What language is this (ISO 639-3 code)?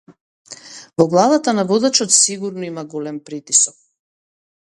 mkd